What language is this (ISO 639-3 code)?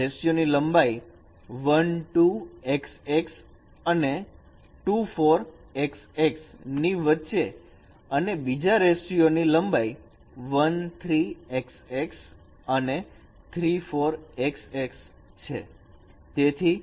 guj